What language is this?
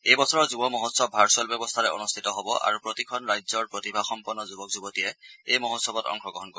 Assamese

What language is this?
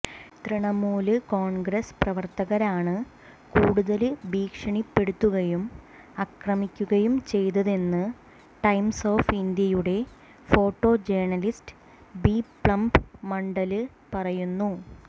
Malayalam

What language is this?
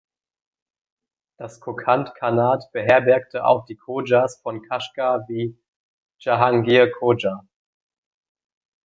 German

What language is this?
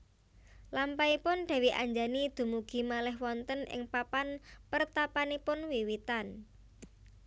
Javanese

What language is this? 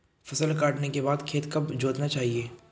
Hindi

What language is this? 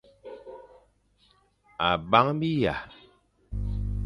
Fang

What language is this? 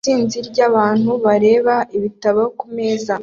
Kinyarwanda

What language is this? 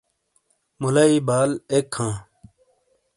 Shina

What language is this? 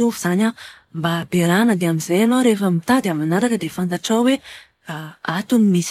Malagasy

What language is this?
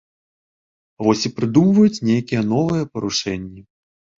Belarusian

